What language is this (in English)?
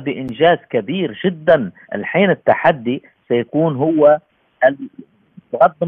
Arabic